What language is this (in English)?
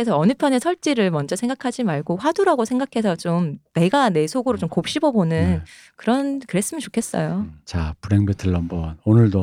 Korean